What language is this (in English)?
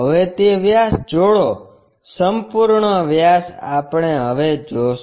Gujarati